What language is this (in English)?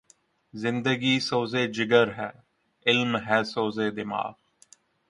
Urdu